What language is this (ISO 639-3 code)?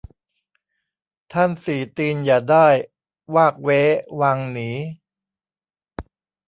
tha